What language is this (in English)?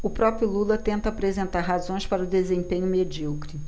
Portuguese